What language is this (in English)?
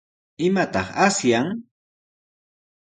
Sihuas Ancash Quechua